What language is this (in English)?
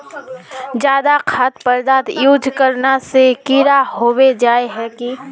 Magahi